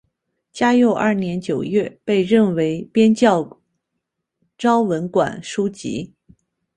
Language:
Chinese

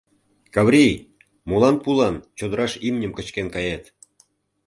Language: Mari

